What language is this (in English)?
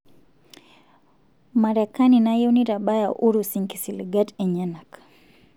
Masai